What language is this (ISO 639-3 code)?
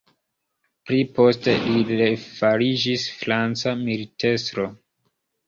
epo